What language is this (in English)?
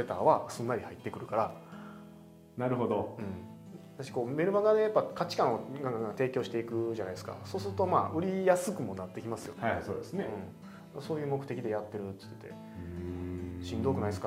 Japanese